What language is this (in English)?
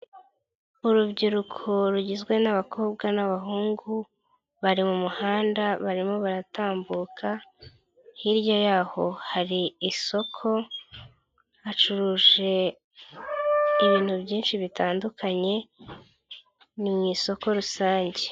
Kinyarwanda